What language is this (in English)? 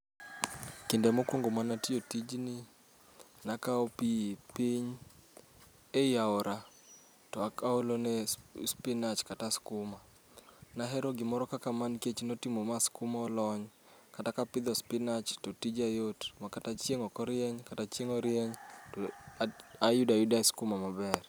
Luo (Kenya and Tanzania)